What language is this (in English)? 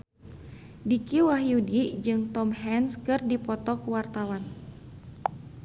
Sundanese